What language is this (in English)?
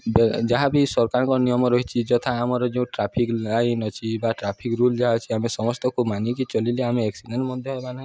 Odia